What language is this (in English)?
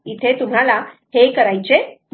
Marathi